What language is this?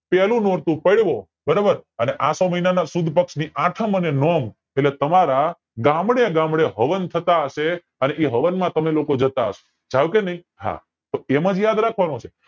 Gujarati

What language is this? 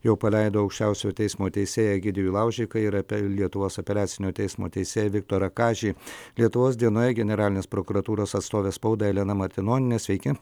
Lithuanian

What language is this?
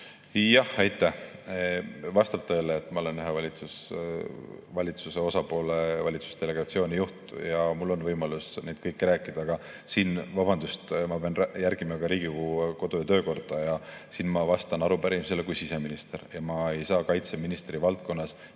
Estonian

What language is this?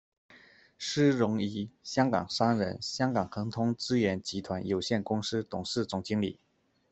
Chinese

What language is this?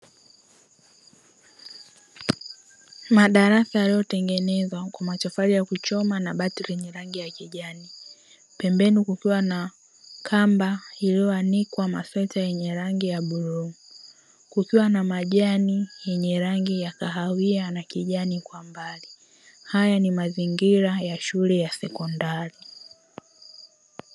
Swahili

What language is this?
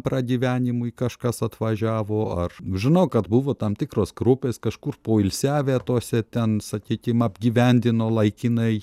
Lithuanian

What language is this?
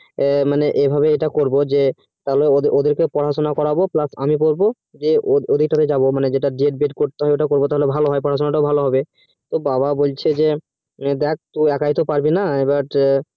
Bangla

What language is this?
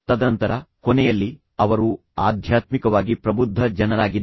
Kannada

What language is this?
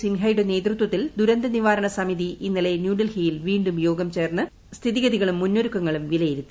Malayalam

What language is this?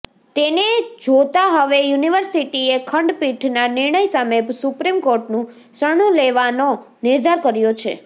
Gujarati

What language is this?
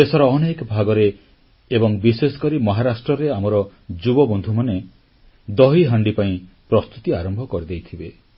Odia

